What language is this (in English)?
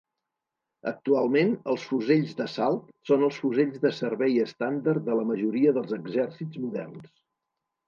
Catalan